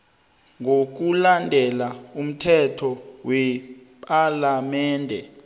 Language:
South Ndebele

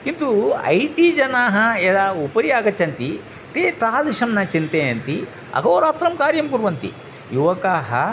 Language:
Sanskrit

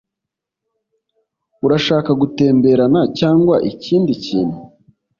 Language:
Kinyarwanda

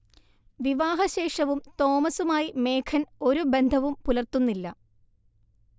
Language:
Malayalam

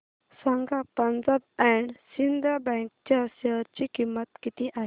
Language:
Marathi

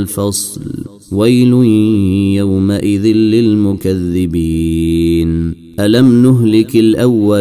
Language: Arabic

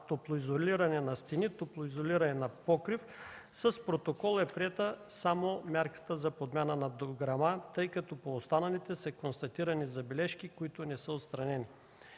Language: Bulgarian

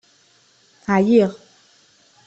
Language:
Kabyle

